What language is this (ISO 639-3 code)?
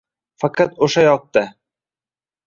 uzb